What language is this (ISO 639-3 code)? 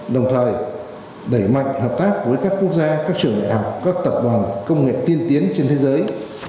vie